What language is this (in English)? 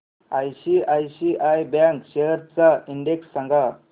Marathi